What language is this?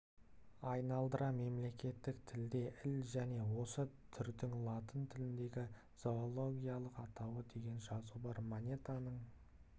Kazakh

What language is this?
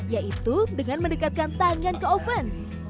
Indonesian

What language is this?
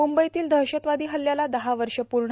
Marathi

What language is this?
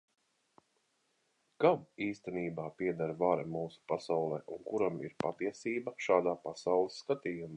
Latvian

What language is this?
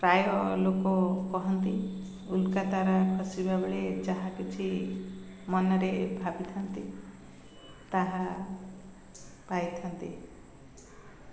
Odia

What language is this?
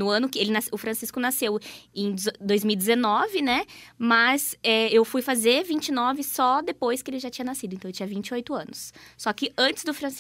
Portuguese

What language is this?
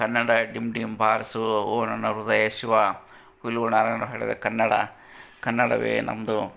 Kannada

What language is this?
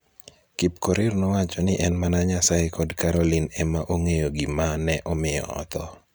Luo (Kenya and Tanzania)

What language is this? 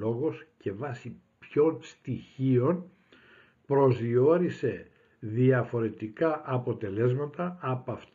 Greek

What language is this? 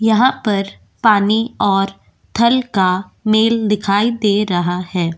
Hindi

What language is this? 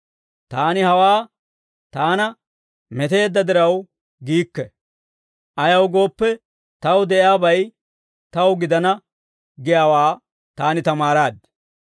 Dawro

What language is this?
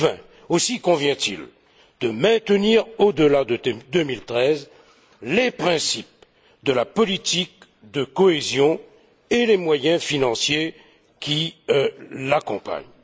French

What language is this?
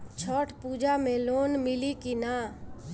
Bhojpuri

